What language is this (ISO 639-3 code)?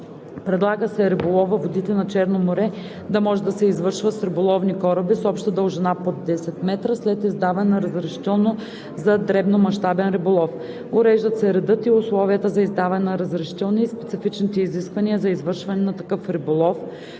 bul